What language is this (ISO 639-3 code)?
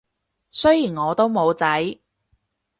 yue